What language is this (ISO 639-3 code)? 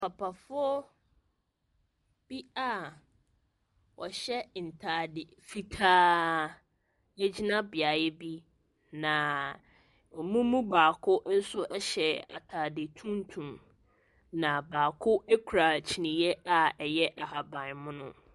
aka